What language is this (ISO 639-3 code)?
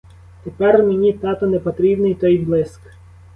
ukr